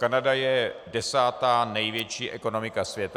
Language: Czech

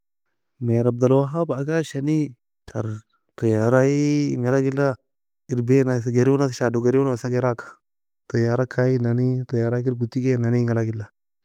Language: Nobiin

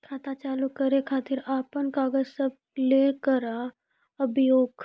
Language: Maithili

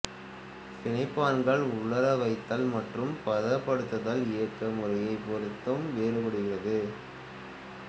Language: Tamil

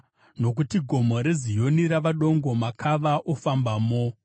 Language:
Shona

